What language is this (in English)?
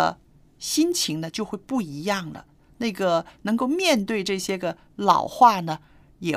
Chinese